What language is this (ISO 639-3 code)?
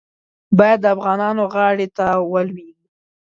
pus